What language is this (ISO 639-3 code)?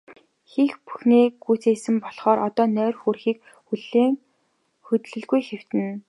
mon